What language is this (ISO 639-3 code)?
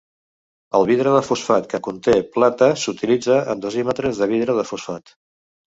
cat